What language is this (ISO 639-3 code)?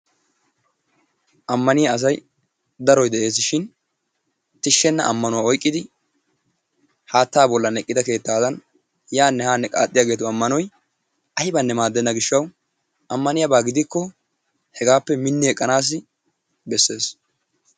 wal